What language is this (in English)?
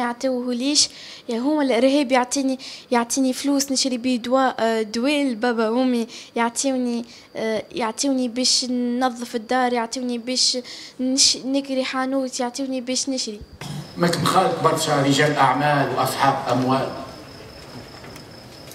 Arabic